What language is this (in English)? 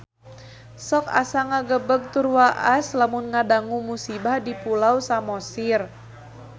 Sundanese